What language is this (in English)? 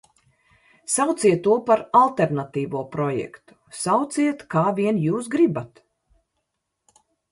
Latvian